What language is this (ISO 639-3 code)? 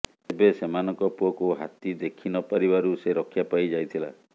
ori